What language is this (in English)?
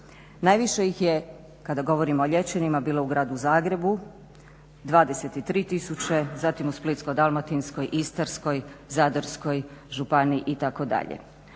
Croatian